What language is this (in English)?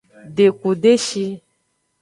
Aja (Benin)